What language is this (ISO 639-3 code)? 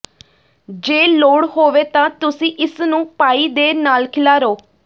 pan